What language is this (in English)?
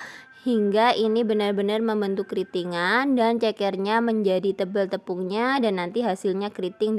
Indonesian